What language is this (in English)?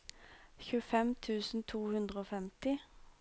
Norwegian